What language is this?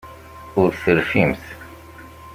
Kabyle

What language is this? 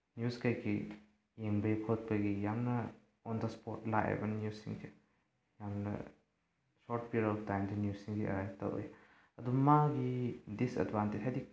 Manipuri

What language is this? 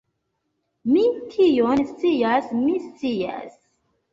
Esperanto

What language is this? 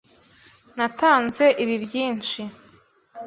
Kinyarwanda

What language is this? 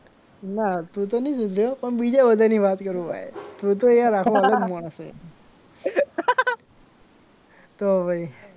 Gujarati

